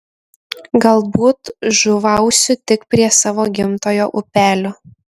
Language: Lithuanian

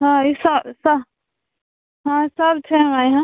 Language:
Maithili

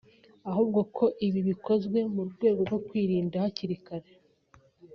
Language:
Kinyarwanda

